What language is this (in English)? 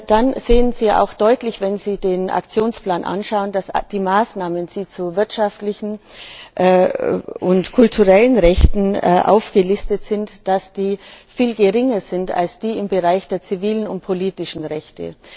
German